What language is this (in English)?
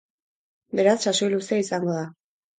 Basque